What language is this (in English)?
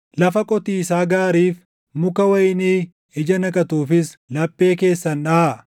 Oromo